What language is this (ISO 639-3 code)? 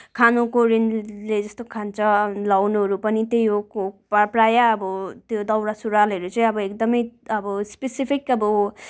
nep